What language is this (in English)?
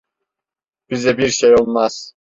Turkish